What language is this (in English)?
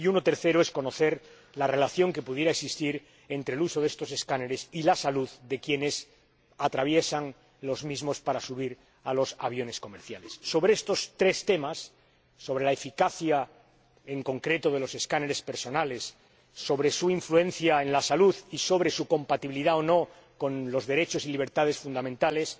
Spanish